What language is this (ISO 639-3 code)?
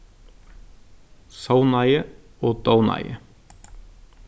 fao